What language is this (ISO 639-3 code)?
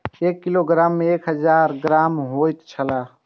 mai